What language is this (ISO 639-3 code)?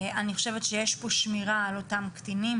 heb